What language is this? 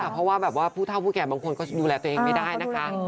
Thai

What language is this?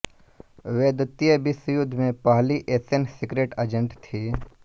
Hindi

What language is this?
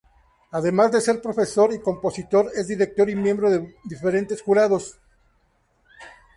Spanish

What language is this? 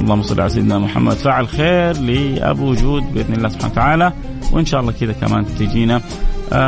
Arabic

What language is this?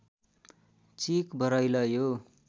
Nepali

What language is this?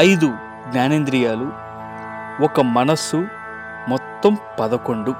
Telugu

